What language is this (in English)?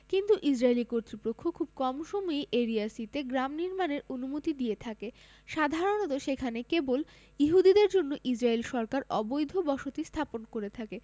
Bangla